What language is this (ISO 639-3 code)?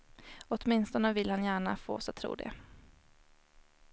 swe